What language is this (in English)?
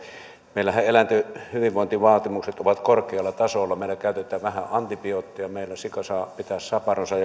Finnish